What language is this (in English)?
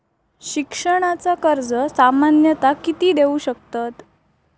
Marathi